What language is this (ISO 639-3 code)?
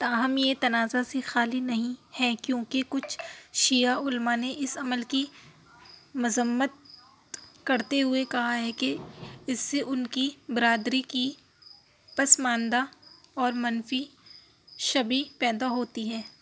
urd